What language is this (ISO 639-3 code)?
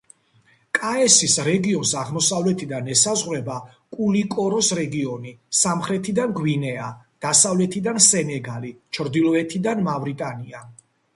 kat